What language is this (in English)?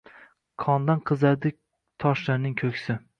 Uzbek